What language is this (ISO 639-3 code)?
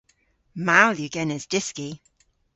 cor